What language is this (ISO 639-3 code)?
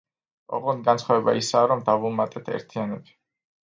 kat